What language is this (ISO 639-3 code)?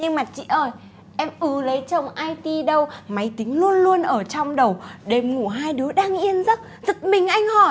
vie